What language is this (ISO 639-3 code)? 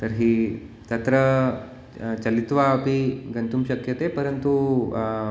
san